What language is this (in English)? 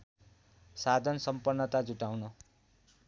Nepali